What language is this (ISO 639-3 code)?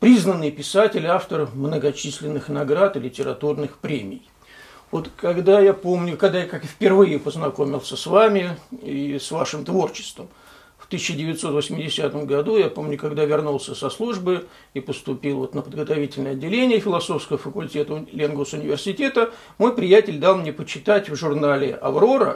rus